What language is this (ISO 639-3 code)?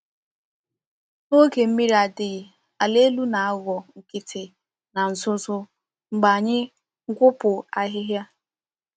ibo